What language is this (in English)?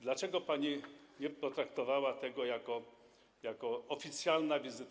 Polish